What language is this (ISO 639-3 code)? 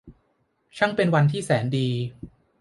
tha